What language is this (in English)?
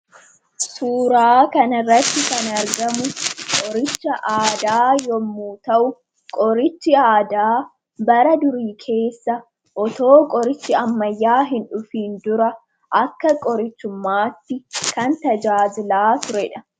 Oromo